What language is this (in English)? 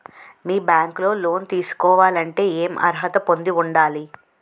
Telugu